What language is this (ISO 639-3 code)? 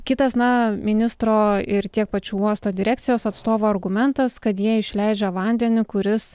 lit